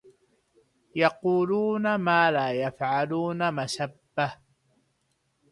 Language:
Arabic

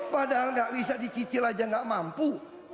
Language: Indonesian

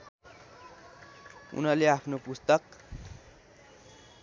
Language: Nepali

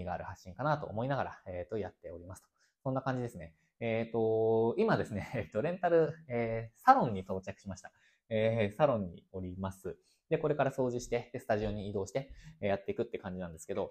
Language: Japanese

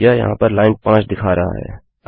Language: Hindi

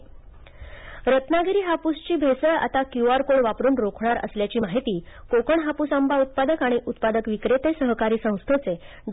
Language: Marathi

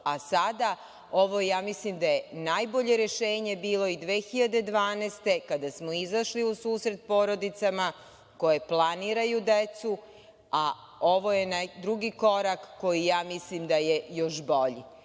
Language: Serbian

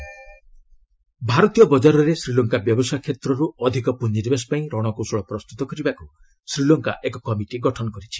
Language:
Odia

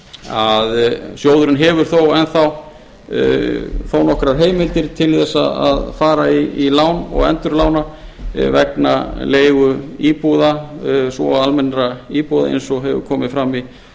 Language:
Icelandic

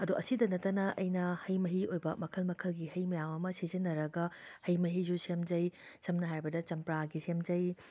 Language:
Manipuri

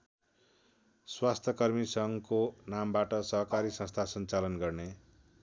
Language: Nepali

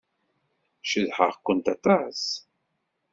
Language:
Kabyle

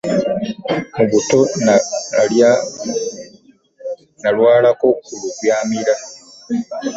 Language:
Ganda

